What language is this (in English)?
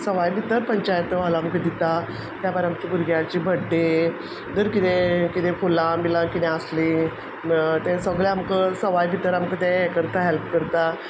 Konkani